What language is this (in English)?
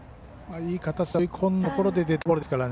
Japanese